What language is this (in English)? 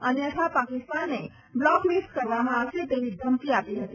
Gujarati